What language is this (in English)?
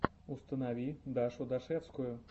Russian